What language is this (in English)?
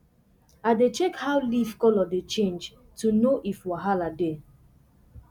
Nigerian Pidgin